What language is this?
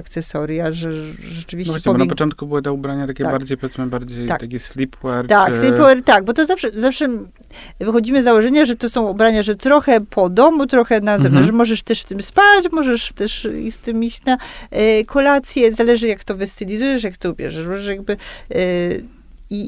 Polish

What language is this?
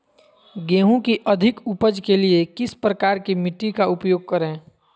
Magahi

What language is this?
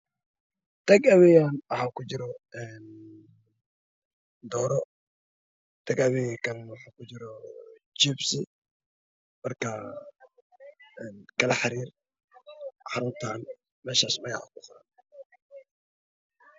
Somali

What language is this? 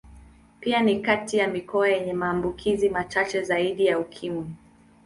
Swahili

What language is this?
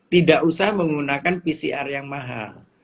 Indonesian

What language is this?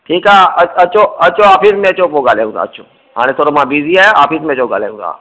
Sindhi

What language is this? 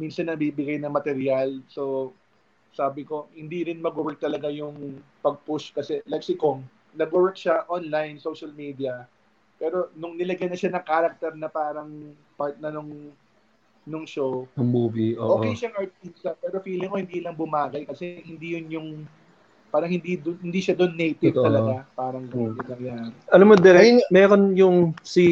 Filipino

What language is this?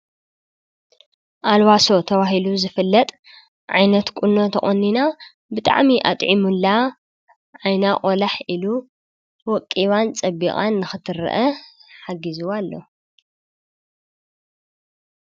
Tigrinya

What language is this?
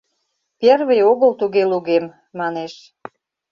Mari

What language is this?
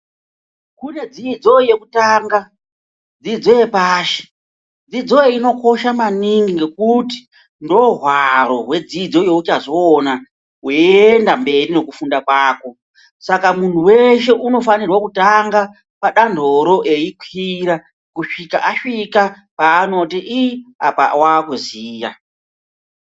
Ndau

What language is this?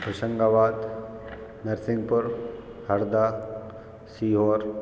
Hindi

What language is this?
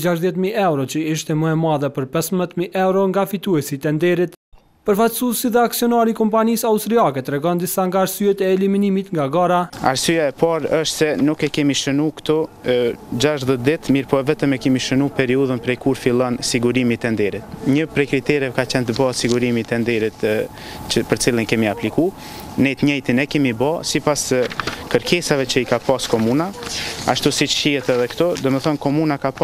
Romanian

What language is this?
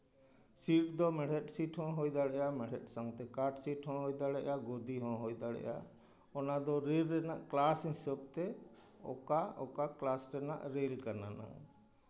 Santali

